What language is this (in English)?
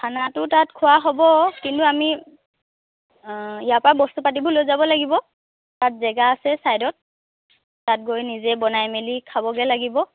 Assamese